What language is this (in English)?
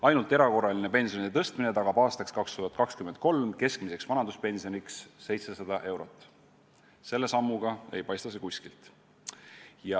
Estonian